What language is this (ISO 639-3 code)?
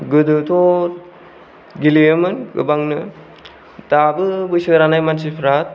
brx